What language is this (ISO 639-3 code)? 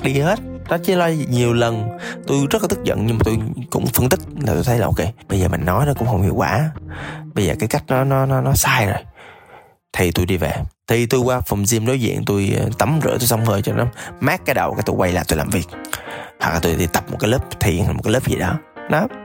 vie